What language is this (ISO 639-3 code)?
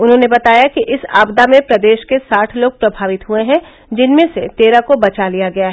hin